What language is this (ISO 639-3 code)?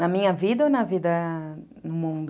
por